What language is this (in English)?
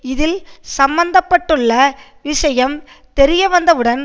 Tamil